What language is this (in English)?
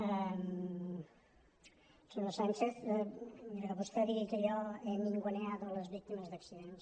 Catalan